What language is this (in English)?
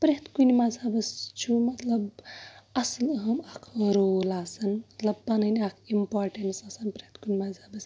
Kashmiri